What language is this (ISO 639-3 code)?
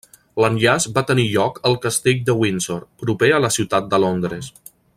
cat